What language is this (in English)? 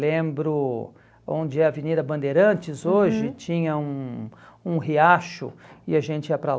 Portuguese